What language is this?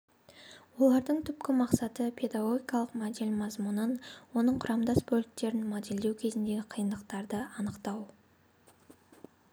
Kazakh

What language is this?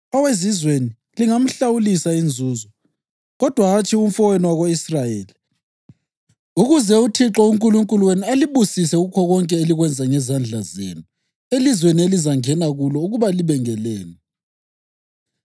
North Ndebele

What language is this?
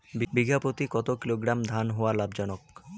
Bangla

